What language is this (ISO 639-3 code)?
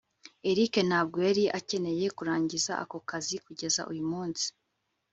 kin